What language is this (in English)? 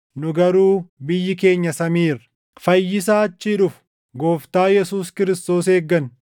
Oromo